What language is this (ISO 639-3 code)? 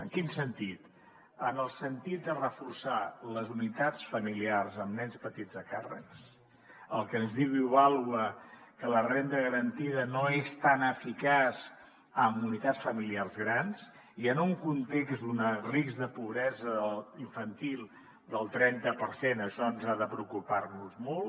cat